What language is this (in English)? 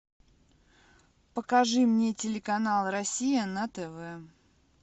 Russian